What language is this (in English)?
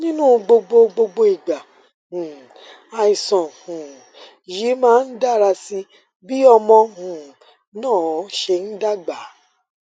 Yoruba